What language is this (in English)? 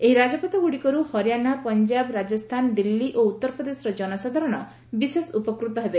Odia